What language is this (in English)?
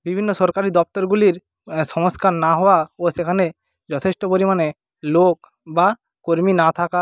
Bangla